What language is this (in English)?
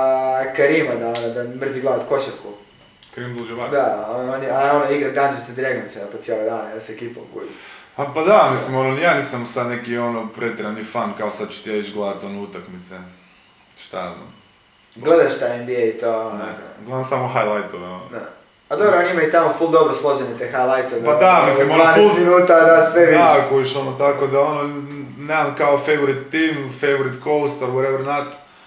Croatian